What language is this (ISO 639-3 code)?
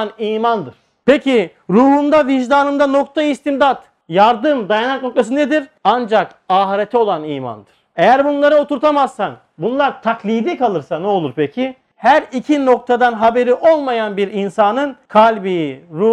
tur